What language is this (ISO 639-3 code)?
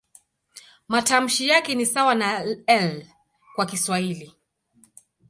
swa